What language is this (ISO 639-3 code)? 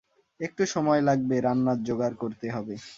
ben